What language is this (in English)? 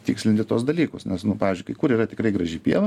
Lithuanian